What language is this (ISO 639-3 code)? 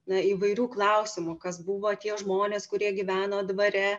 lit